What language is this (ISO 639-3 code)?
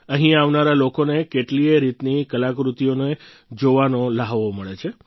guj